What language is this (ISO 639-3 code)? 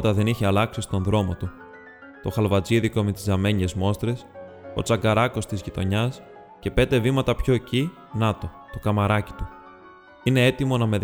ell